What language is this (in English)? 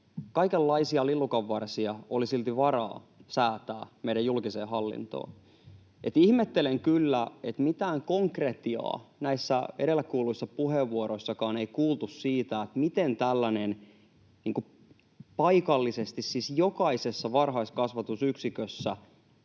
Finnish